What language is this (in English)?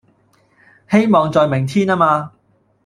Cantonese